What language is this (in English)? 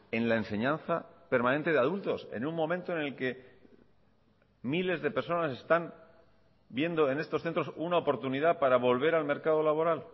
Spanish